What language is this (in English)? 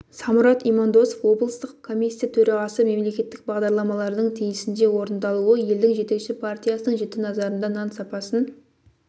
Kazakh